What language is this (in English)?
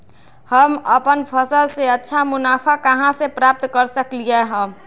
Magahi